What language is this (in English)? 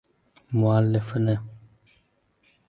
Uzbek